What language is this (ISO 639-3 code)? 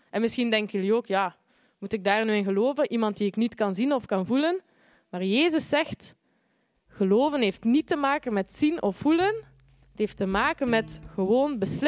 nld